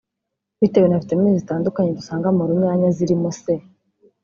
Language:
Kinyarwanda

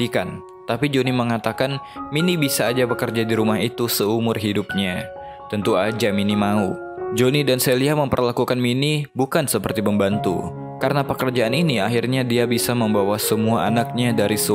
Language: Indonesian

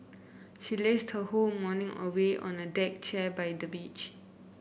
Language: English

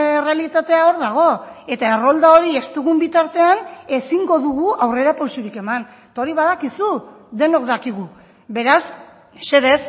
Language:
Basque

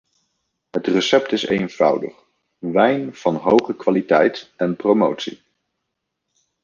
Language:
Dutch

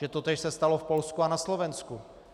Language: Czech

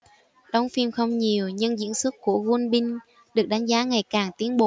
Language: Vietnamese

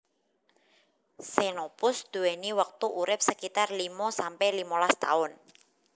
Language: Javanese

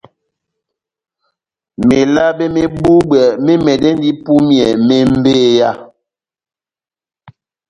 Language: Batanga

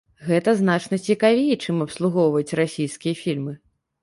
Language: Belarusian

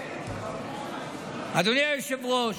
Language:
Hebrew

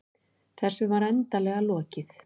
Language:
Icelandic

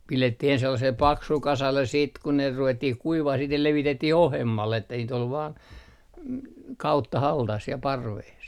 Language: Finnish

